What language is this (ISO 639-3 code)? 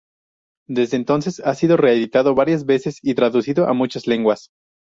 spa